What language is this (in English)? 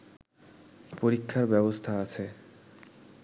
Bangla